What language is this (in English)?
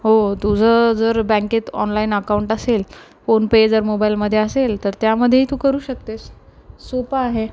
Marathi